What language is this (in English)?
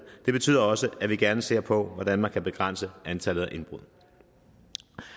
Danish